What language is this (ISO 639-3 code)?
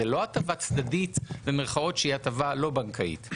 heb